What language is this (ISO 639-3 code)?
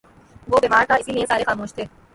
urd